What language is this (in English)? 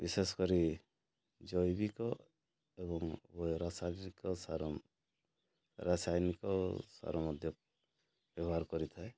Odia